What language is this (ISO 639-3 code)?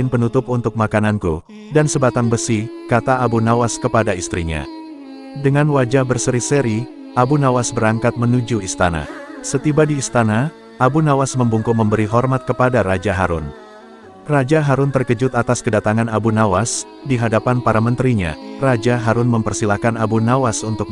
ind